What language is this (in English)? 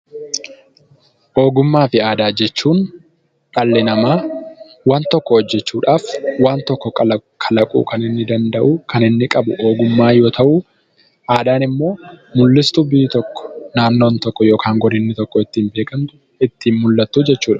Oromo